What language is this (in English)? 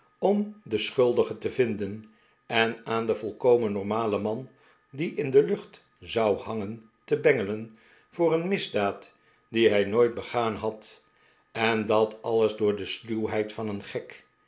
Dutch